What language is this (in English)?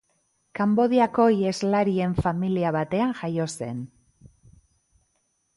Basque